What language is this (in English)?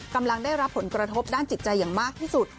Thai